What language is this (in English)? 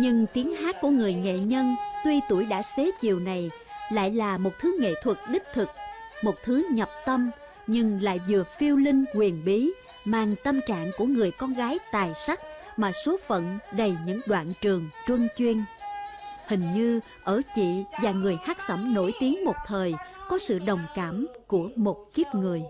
Vietnamese